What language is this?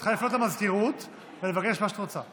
Hebrew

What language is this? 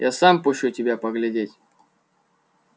Russian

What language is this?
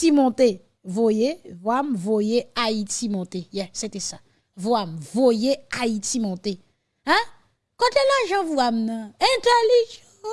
French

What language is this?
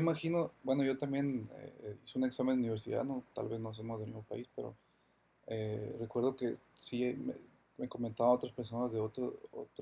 Spanish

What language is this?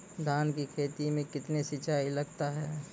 Maithili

